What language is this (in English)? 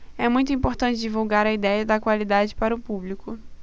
Portuguese